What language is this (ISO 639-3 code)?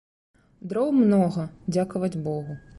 bel